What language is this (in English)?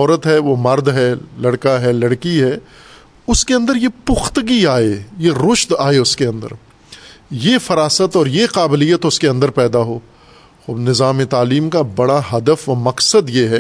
Urdu